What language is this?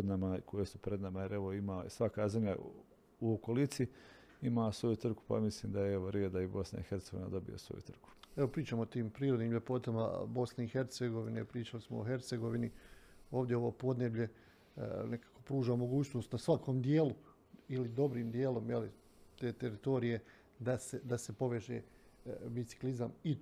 Croatian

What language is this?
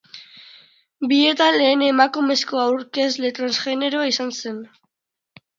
Basque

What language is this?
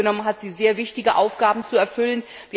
German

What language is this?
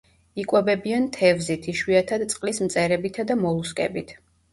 Georgian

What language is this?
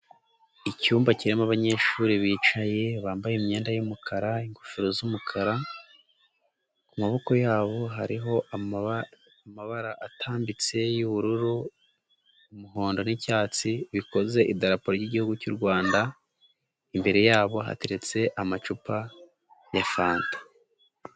Kinyarwanda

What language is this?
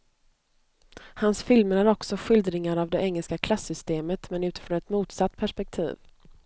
Swedish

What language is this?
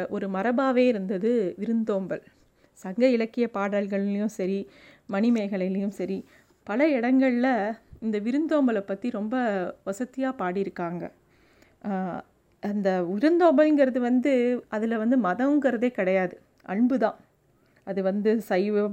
Tamil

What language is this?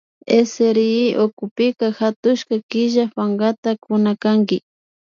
Imbabura Highland Quichua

